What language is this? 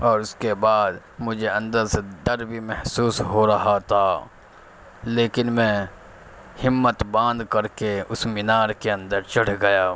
Urdu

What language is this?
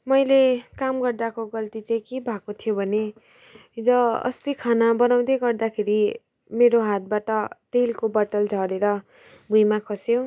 Nepali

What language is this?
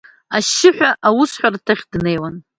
Abkhazian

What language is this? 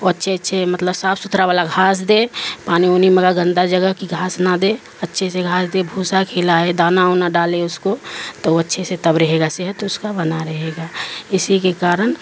Urdu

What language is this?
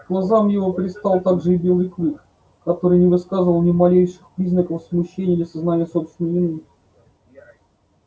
Russian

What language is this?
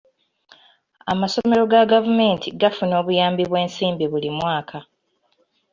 Ganda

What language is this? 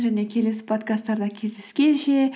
Kazakh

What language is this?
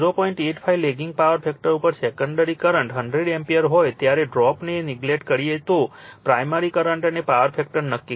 Gujarati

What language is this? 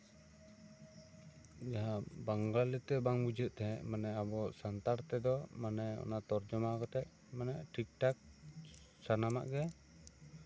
Santali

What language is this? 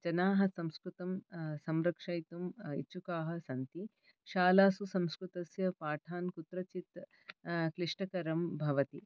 Sanskrit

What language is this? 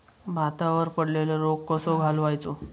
Marathi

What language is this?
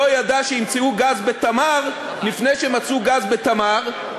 Hebrew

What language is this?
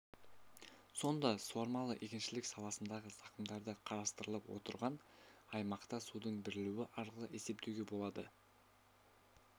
Kazakh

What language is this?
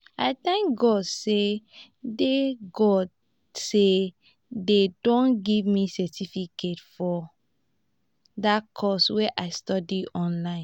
Nigerian Pidgin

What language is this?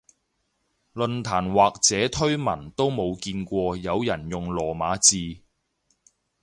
Cantonese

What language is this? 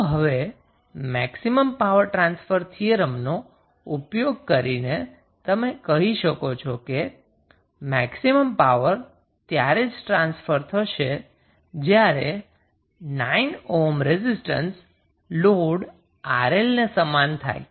Gujarati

